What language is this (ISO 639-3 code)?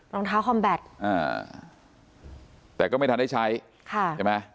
tha